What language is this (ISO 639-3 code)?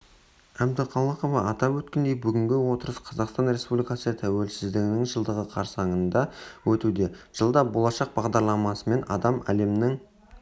kaz